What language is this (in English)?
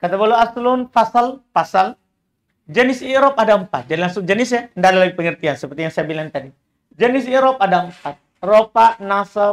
Indonesian